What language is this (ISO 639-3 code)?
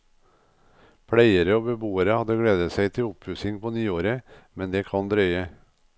nor